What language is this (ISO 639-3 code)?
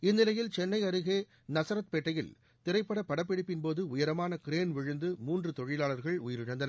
tam